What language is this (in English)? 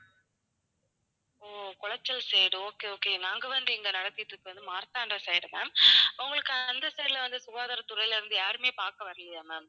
Tamil